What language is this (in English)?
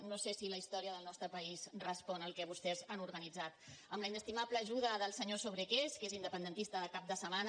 Catalan